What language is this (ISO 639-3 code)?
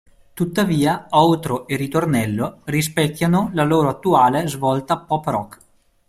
ita